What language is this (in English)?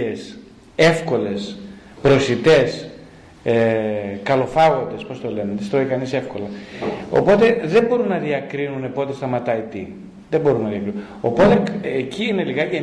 Greek